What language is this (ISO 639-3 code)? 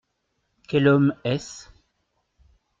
fra